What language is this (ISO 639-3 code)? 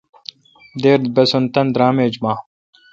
xka